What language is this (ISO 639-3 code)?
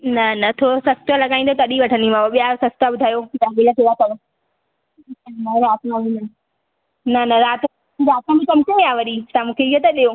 snd